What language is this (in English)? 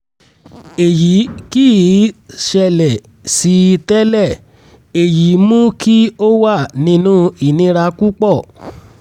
Yoruba